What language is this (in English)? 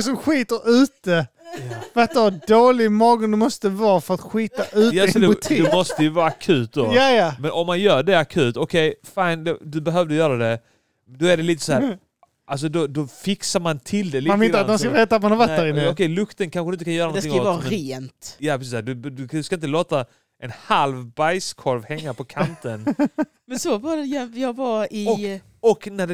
Swedish